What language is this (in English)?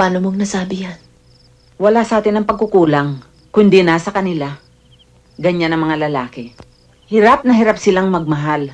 Filipino